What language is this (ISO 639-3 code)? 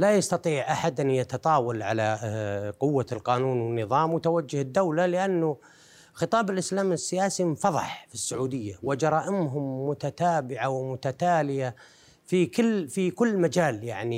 ara